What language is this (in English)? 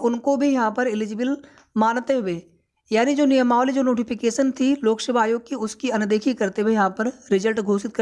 Hindi